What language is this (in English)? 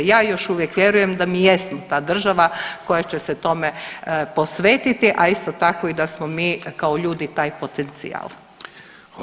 Croatian